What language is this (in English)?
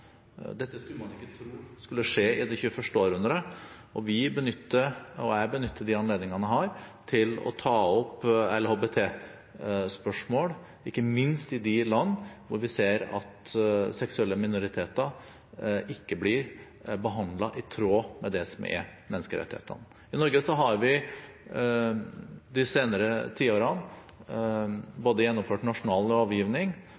Norwegian Bokmål